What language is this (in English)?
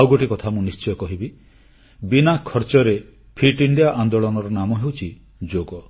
Odia